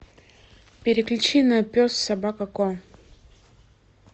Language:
Russian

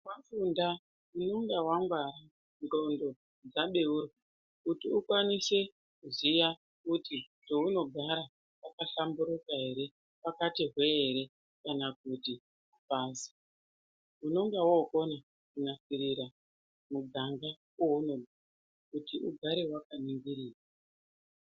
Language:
Ndau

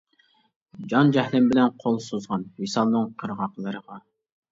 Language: Uyghur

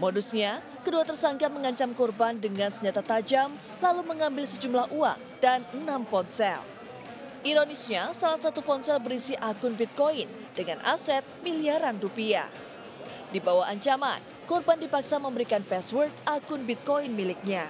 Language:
Indonesian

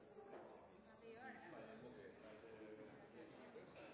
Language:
Norwegian Nynorsk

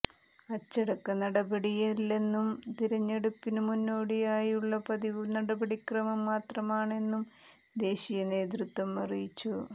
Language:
Malayalam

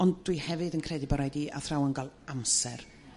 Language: Welsh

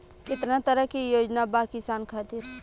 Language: Bhojpuri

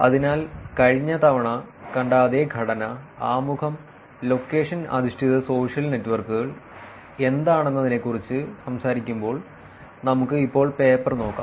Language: Malayalam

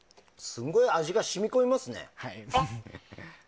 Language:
Japanese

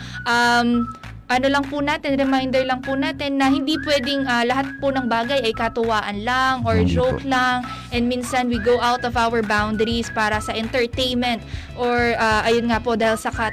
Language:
Filipino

